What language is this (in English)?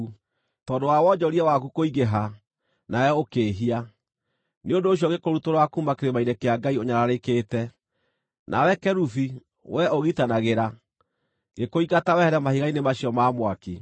Kikuyu